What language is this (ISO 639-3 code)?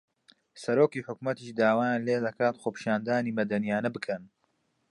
ckb